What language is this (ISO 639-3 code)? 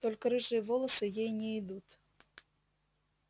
rus